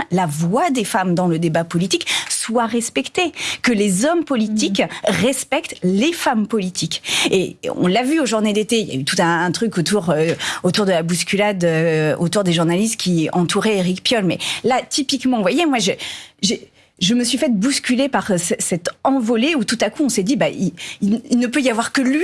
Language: French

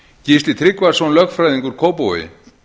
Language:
Icelandic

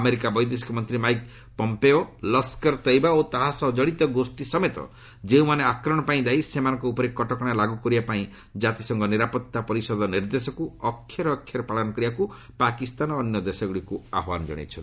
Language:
Odia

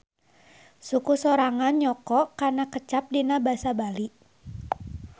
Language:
Sundanese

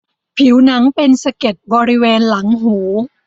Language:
Thai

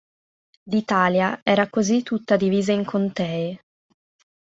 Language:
Italian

